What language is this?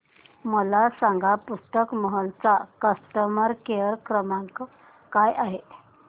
Marathi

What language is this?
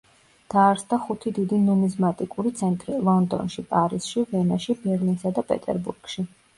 Georgian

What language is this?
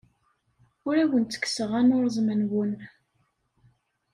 Kabyle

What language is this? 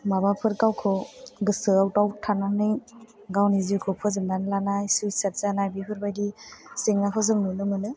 Bodo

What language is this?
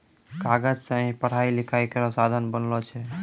Maithili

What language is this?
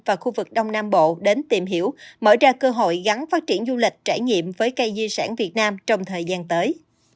Vietnamese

